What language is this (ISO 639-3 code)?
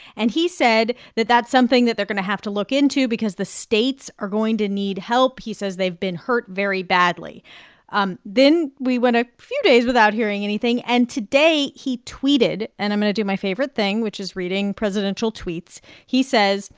eng